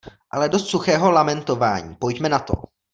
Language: Czech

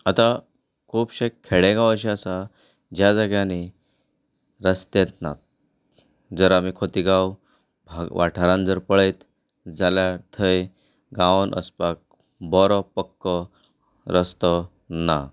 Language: Konkani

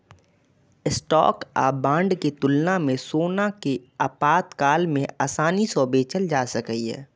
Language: Maithili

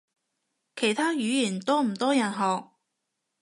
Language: Cantonese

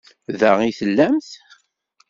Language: Kabyle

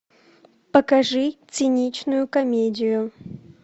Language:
Russian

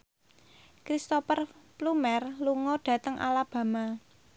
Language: Javanese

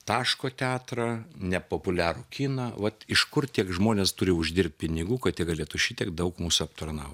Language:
Lithuanian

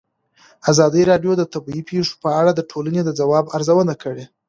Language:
Pashto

